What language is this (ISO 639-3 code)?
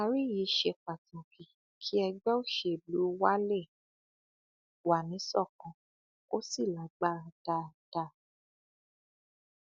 yor